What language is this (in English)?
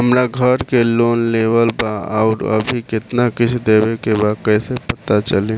Bhojpuri